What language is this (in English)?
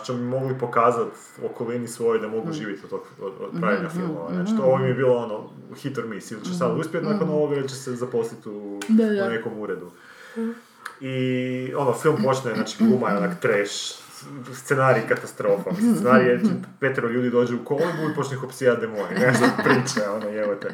Croatian